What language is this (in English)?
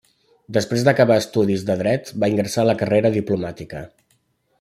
Catalan